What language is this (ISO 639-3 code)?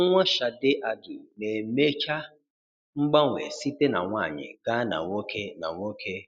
ibo